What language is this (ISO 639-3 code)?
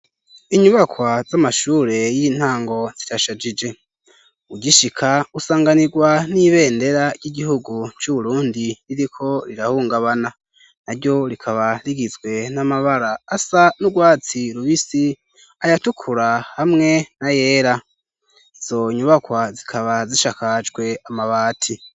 run